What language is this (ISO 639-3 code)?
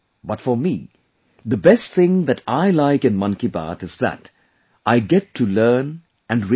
eng